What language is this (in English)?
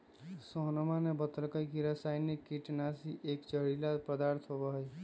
Magahi